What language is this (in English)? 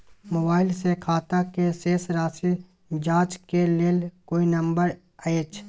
Maithili